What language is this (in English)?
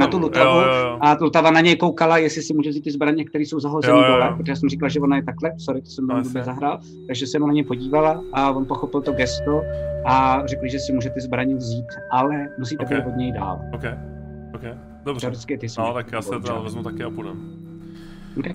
Czech